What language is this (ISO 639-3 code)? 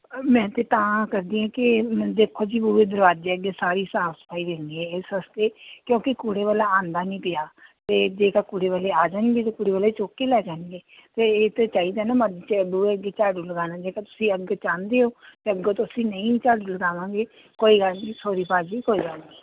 pan